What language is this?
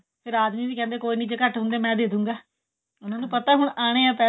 Punjabi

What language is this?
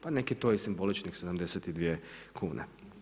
Croatian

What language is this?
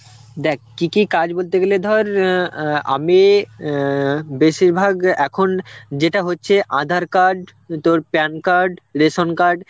Bangla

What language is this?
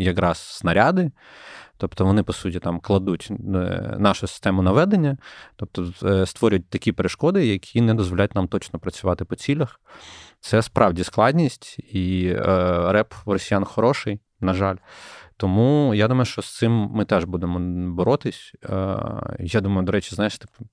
Ukrainian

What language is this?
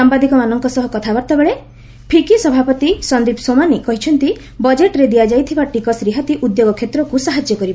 Odia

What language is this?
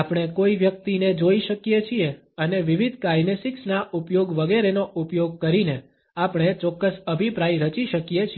Gujarati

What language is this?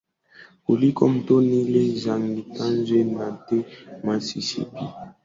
Swahili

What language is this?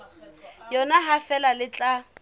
Southern Sotho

